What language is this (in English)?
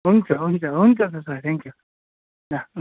Nepali